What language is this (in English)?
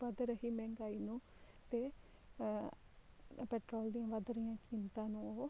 Punjabi